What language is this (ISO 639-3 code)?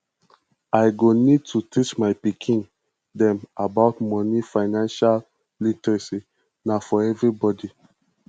pcm